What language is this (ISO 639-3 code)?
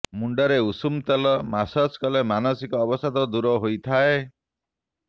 ori